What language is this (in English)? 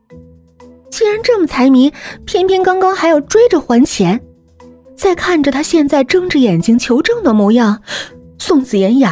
Chinese